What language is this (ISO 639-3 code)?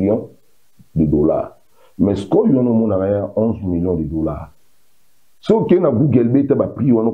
fra